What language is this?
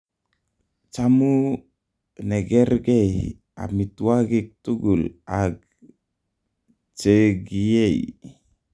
Kalenjin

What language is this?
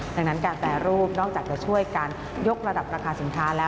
Thai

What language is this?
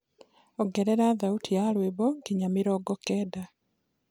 Kikuyu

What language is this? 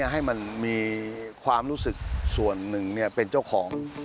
Thai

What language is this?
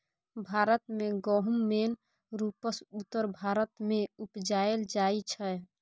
Maithili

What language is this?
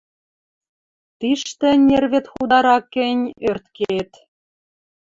Western Mari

